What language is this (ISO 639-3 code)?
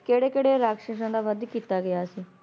pan